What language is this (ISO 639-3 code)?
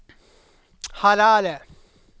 swe